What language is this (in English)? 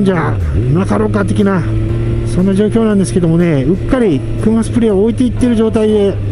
Japanese